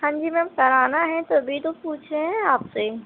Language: Urdu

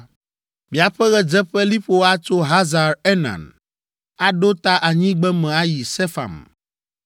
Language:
Ewe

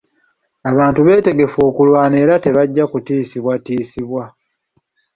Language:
Ganda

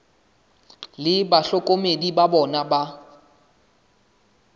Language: Southern Sotho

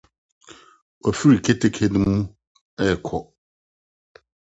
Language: Akan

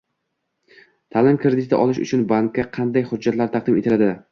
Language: Uzbek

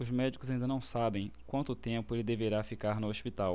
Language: Portuguese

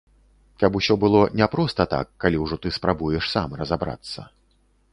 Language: Belarusian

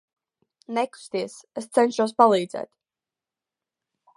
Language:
Latvian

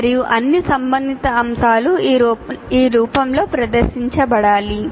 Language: Telugu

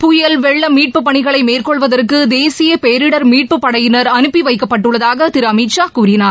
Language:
Tamil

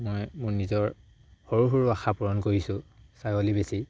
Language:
Assamese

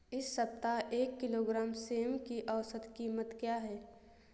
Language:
Hindi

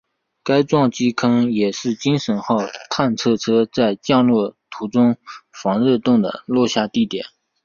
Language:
Chinese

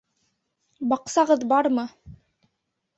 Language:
Bashkir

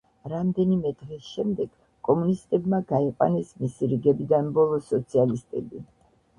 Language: Georgian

